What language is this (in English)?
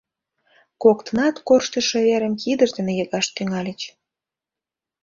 Mari